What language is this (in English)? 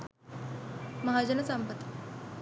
Sinhala